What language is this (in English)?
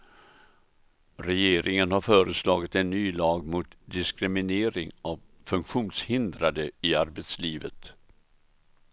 Swedish